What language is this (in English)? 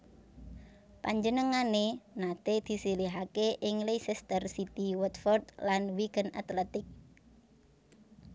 Javanese